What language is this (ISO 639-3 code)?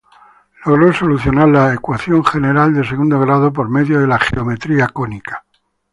spa